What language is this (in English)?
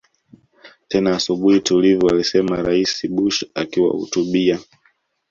Swahili